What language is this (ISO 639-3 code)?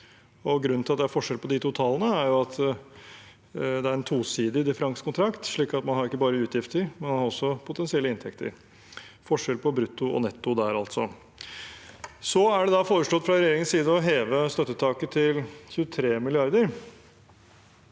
nor